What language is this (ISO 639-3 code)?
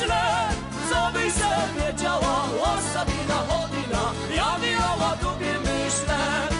pol